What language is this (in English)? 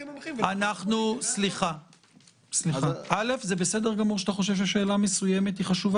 Hebrew